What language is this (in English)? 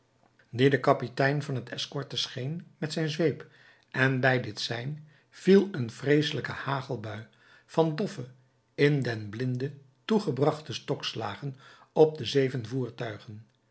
Dutch